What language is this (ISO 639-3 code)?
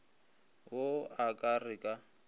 nso